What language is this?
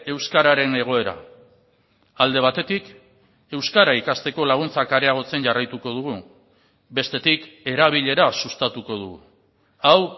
Basque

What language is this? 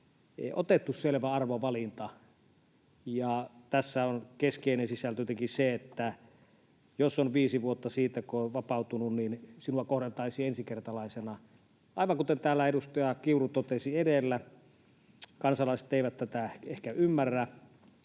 Finnish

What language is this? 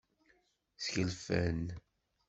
Kabyle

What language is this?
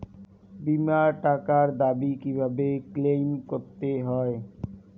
Bangla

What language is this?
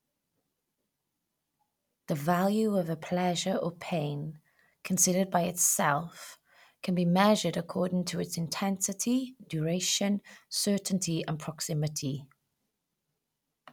English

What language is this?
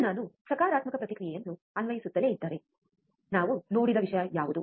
Kannada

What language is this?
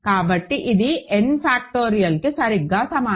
Telugu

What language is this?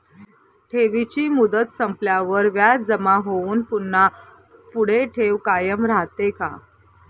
Marathi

